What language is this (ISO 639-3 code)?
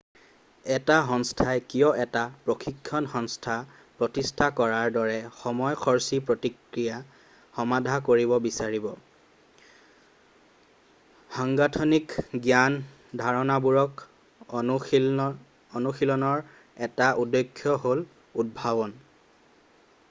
asm